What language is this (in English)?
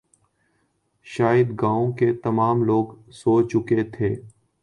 Urdu